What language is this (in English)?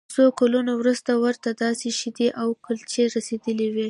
Pashto